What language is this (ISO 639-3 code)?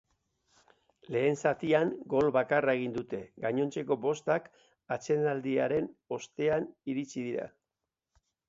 eus